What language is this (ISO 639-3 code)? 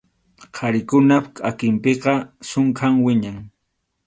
qxu